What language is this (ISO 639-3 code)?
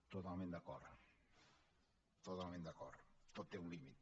cat